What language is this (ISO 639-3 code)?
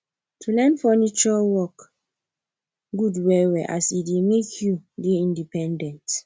pcm